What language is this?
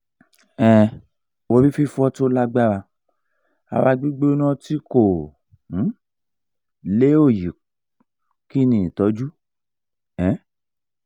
Yoruba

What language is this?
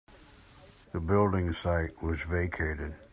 English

